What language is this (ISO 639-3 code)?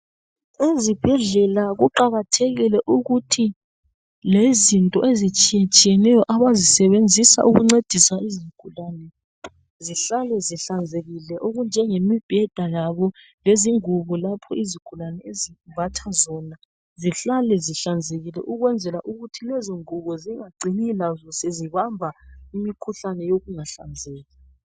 nde